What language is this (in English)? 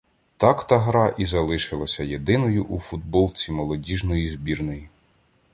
Ukrainian